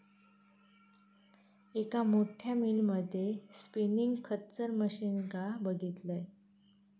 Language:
Marathi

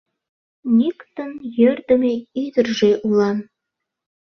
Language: Mari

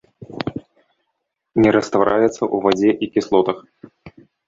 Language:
Belarusian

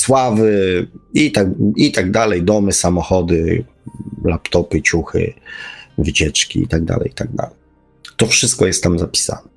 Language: Polish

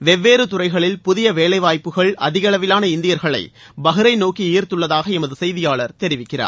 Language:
Tamil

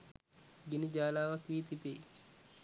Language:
Sinhala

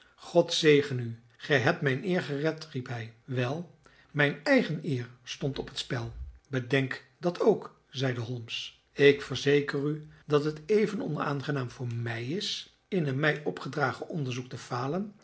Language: Dutch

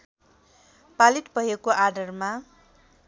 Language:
Nepali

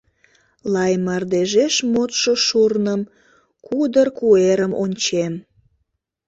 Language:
Mari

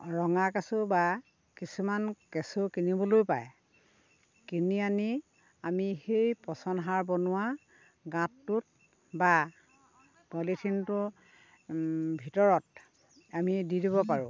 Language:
Assamese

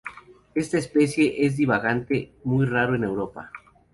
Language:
Spanish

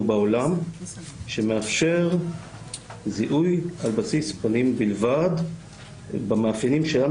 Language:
Hebrew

